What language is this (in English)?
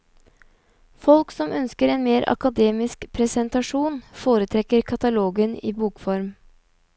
Norwegian